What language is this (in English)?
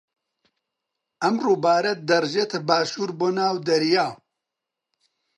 Central Kurdish